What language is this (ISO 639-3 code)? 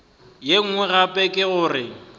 nso